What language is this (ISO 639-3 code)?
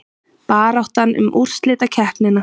isl